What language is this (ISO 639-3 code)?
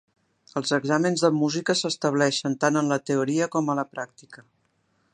cat